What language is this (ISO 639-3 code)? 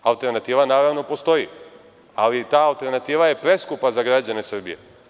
srp